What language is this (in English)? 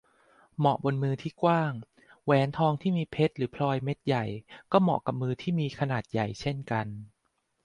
Thai